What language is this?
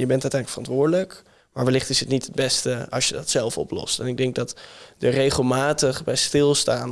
Dutch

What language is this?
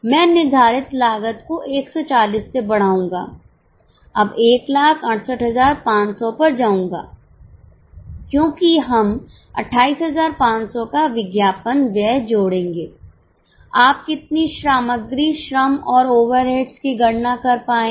Hindi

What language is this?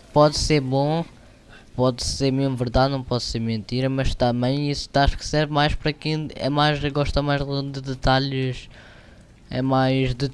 Portuguese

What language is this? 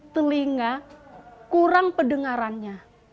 Indonesian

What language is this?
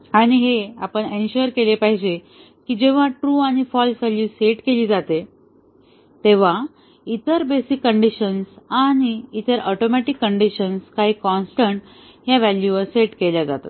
Marathi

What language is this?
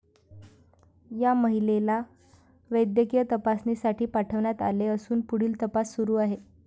Marathi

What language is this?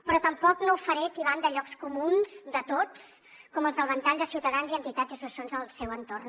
Catalan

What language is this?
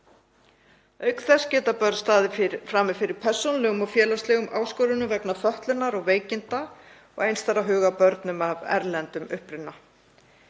Icelandic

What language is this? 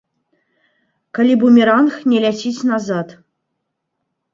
Belarusian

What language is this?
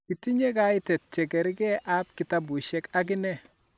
Kalenjin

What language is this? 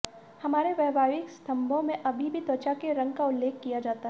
Hindi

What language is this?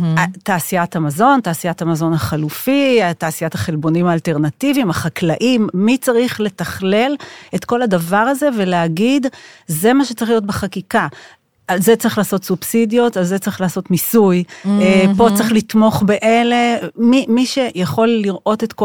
Hebrew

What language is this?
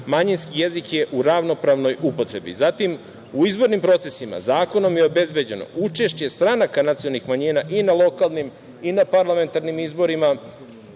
Serbian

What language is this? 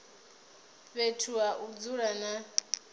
Venda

